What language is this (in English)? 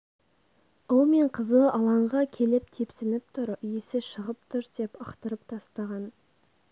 Kazakh